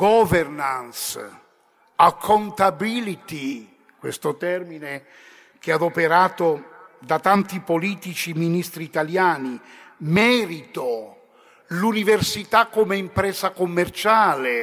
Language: Italian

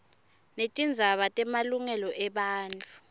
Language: Swati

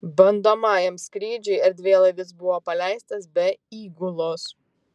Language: Lithuanian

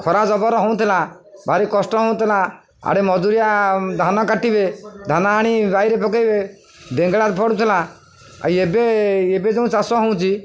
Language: Odia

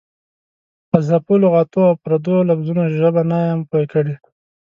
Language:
Pashto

